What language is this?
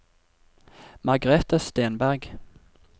Norwegian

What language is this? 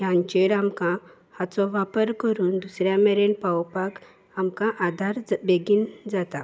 Konkani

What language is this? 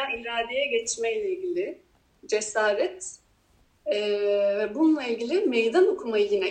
Turkish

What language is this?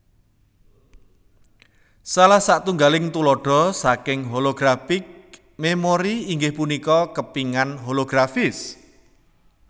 Javanese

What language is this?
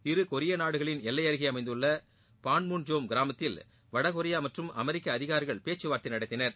Tamil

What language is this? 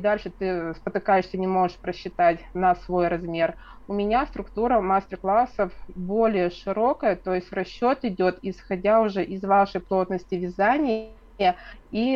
Russian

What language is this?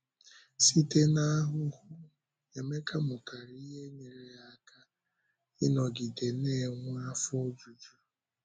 Igbo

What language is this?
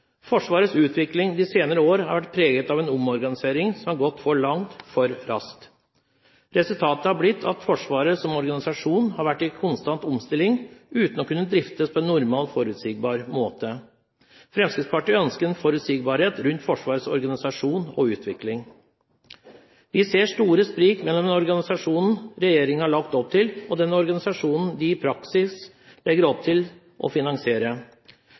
Norwegian Bokmål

